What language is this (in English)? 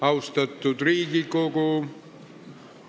Estonian